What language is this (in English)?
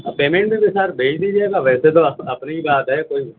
Urdu